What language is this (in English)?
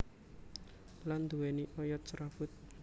Javanese